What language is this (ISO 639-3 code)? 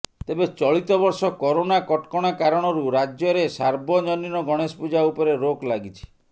ori